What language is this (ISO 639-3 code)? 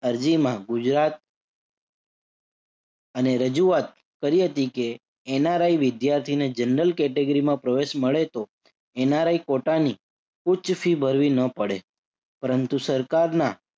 guj